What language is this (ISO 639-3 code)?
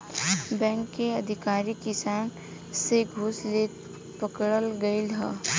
bho